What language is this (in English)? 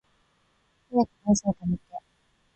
Japanese